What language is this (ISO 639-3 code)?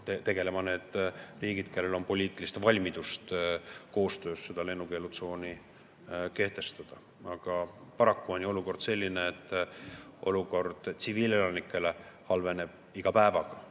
est